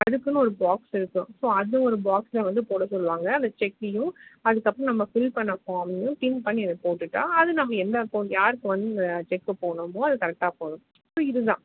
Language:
Tamil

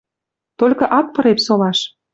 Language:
Western Mari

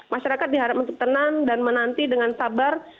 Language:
Indonesian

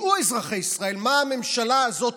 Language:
Hebrew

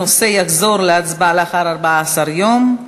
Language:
Hebrew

